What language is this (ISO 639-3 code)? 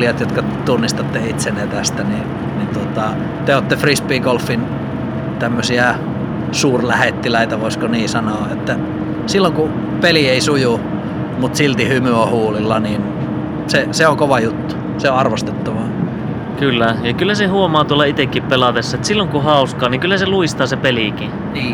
fin